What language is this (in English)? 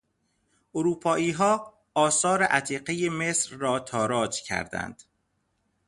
Persian